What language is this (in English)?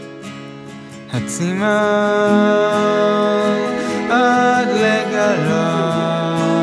Hebrew